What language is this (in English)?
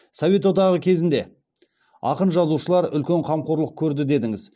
Kazakh